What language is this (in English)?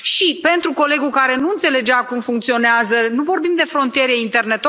Romanian